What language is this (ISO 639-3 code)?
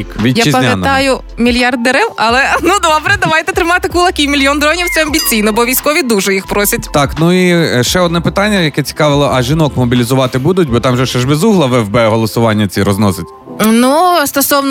ukr